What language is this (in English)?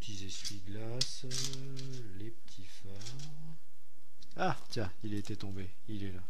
French